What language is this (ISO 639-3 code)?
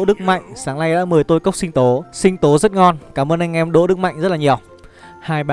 vie